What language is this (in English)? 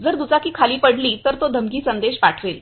Marathi